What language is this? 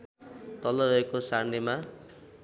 Nepali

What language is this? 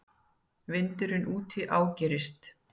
Icelandic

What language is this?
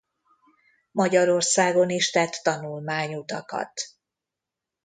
Hungarian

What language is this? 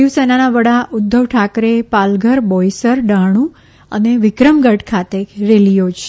Gujarati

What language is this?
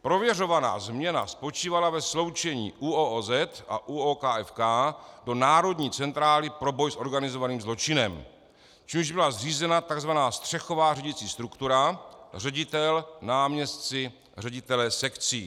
Czech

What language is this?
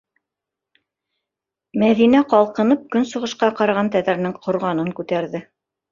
Bashkir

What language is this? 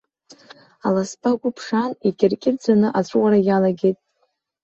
Abkhazian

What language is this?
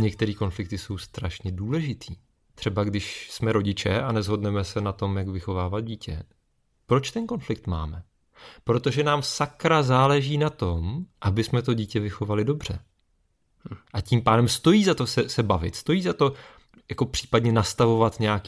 Czech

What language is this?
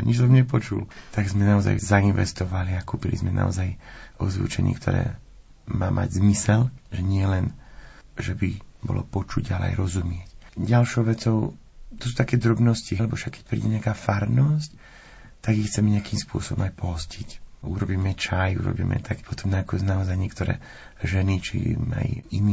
Slovak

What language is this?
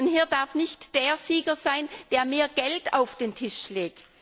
German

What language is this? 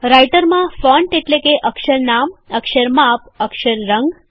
Gujarati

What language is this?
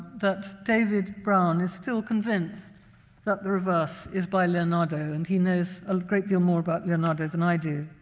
English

